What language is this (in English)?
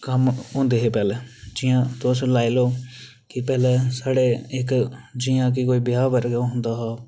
Dogri